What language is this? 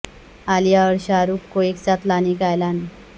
Urdu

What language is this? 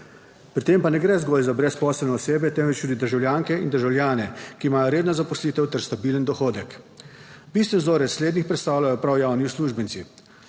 Slovenian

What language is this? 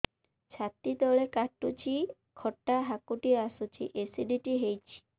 Odia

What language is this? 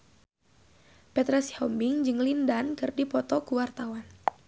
Sundanese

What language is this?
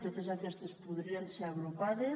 Catalan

